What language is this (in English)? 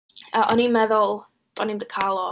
Welsh